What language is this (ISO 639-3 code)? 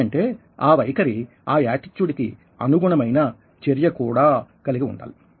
tel